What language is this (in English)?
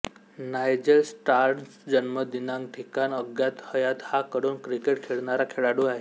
Marathi